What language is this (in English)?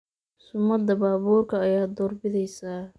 Somali